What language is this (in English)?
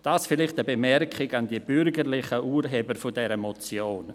Swiss German